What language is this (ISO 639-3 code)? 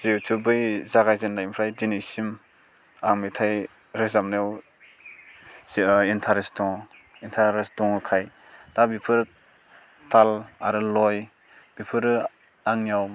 brx